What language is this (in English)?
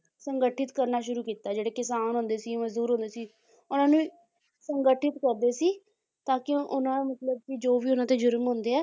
Punjabi